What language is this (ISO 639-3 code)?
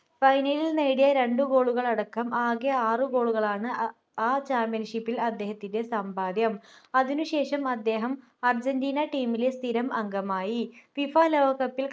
mal